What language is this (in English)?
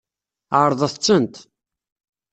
Kabyle